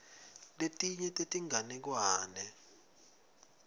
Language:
Swati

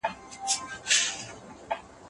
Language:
Pashto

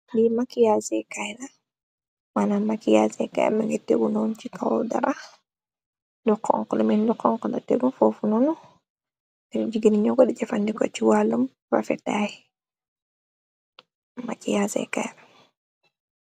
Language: Wolof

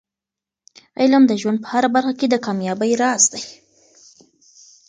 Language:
Pashto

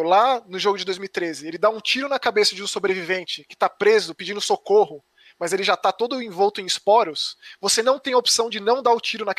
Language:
Portuguese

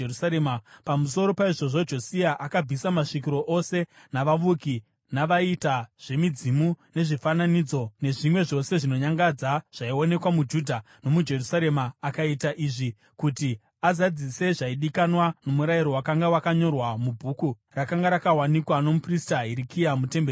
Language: Shona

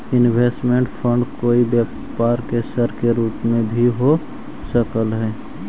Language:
Magahi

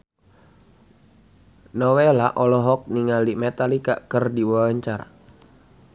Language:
Sundanese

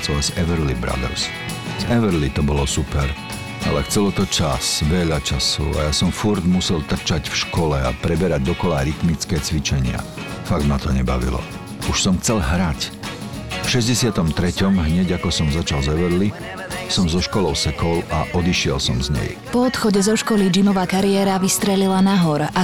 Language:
Slovak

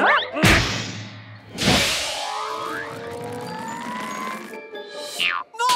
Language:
Spanish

